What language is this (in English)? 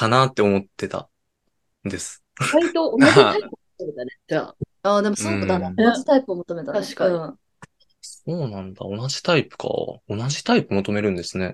Japanese